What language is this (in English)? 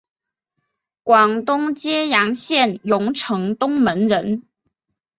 Chinese